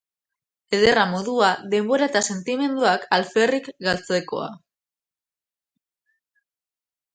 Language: Basque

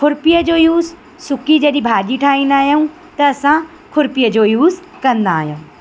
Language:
Sindhi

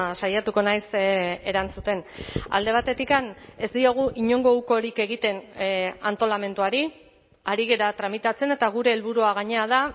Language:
Basque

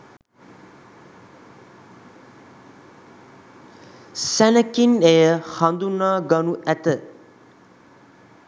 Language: Sinhala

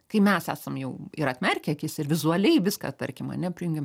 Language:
Lithuanian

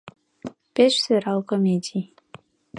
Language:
Mari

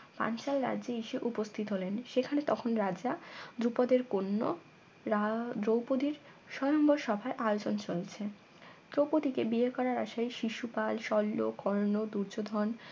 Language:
Bangla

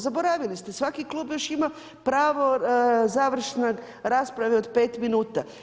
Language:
Croatian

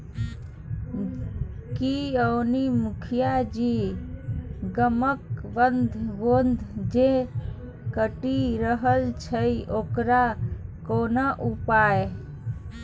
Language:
Maithili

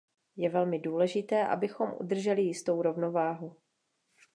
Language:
Czech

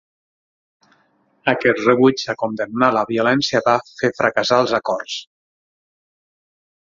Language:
Catalan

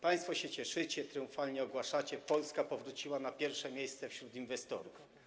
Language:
Polish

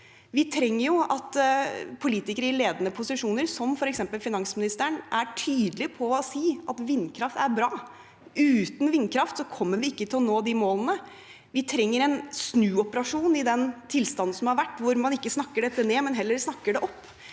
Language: Norwegian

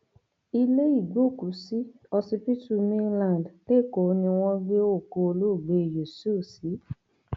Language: Yoruba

